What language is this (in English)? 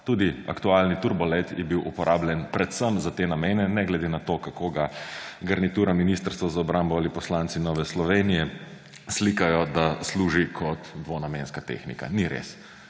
Slovenian